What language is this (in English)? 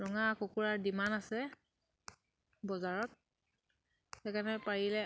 Assamese